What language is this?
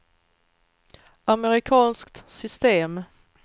Swedish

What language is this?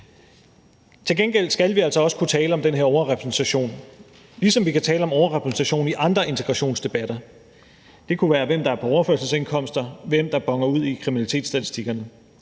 Danish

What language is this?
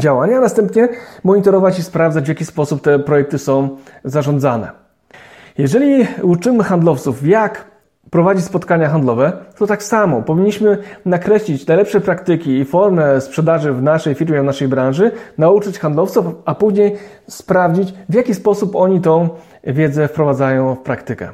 Polish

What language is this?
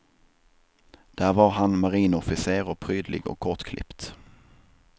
Swedish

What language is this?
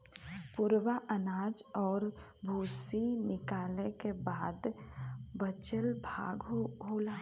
Bhojpuri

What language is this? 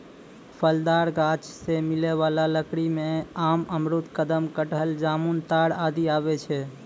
Maithili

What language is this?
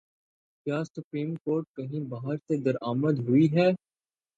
Urdu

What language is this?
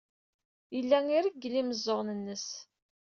Kabyle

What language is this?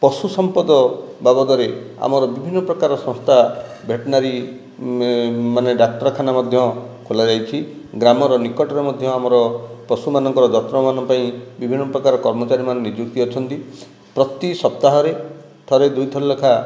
Odia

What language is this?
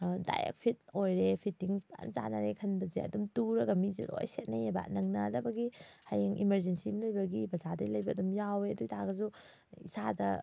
Manipuri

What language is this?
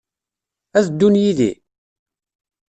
Kabyle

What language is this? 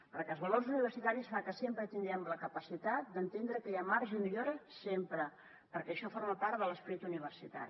Catalan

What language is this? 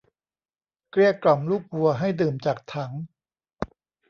Thai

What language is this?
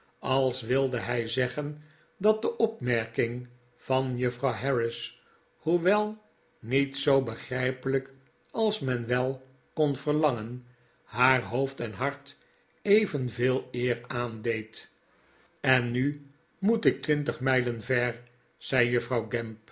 Dutch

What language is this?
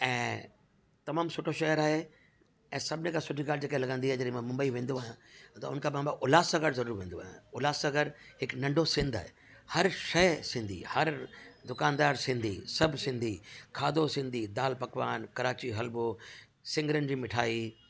Sindhi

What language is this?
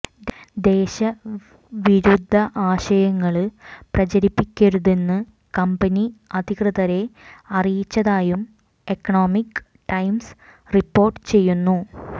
Malayalam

